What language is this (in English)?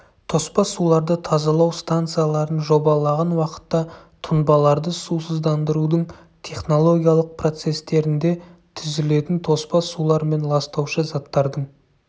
Kazakh